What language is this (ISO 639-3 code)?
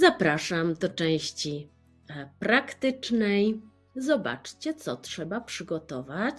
pol